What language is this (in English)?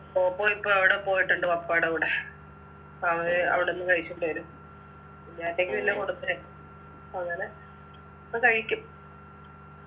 Malayalam